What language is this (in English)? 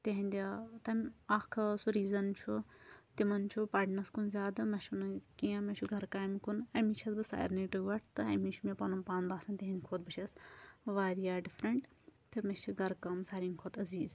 Kashmiri